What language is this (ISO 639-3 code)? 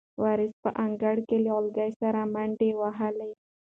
pus